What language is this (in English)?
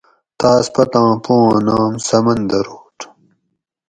Gawri